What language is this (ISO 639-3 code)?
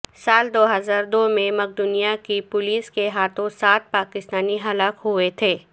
urd